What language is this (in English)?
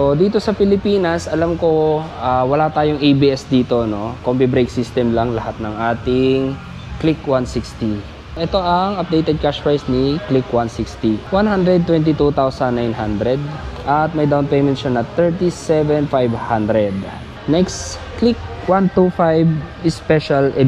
Filipino